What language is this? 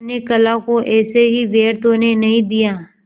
Hindi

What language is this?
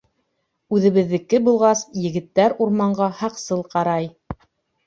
Bashkir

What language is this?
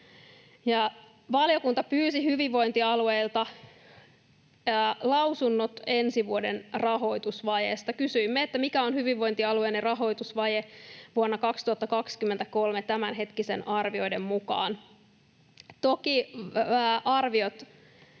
Finnish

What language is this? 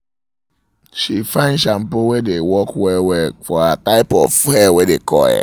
Nigerian Pidgin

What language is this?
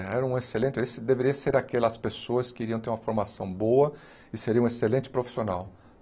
Portuguese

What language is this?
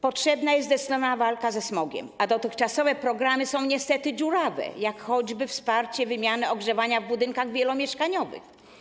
Polish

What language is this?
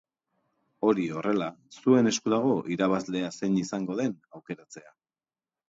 Basque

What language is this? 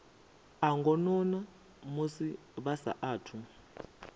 Venda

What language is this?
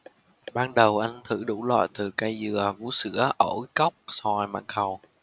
Vietnamese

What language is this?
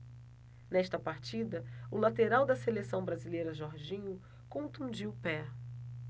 Portuguese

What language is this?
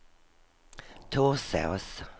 Swedish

